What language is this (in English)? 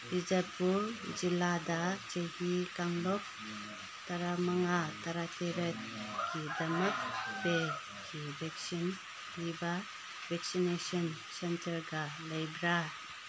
Manipuri